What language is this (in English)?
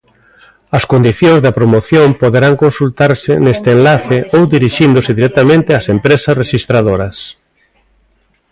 Galician